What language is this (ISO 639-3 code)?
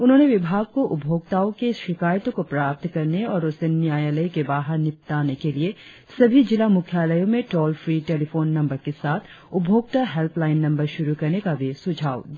hin